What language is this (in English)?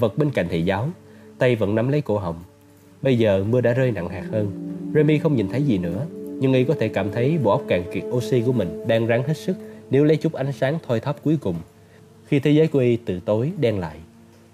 Vietnamese